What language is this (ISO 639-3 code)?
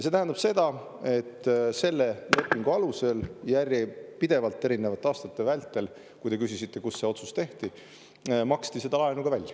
est